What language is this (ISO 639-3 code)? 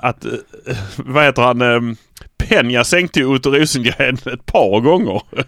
swe